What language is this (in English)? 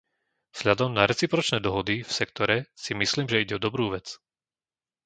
Slovak